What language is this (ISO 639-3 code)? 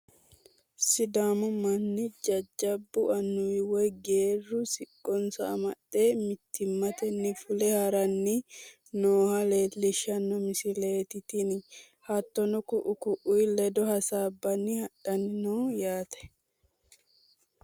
sid